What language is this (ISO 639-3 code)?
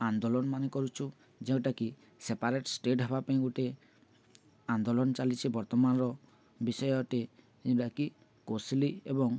ori